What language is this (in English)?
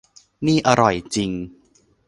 Thai